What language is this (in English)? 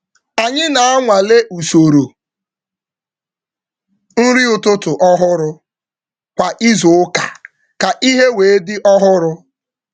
Igbo